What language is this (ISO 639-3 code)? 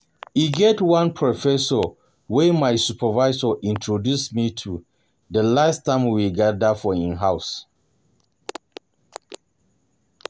pcm